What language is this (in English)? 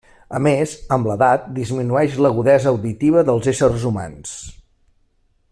Catalan